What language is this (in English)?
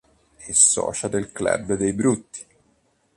Italian